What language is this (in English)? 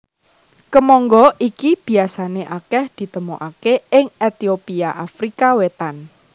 Javanese